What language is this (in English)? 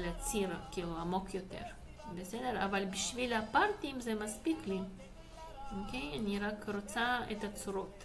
Hebrew